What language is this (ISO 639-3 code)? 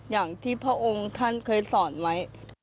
tha